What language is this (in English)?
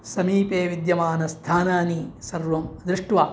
Sanskrit